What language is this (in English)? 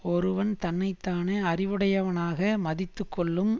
Tamil